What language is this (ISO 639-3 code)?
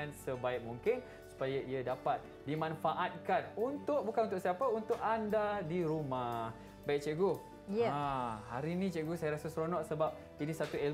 msa